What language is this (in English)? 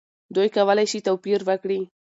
Pashto